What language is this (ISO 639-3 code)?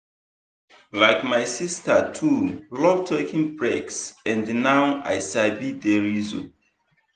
pcm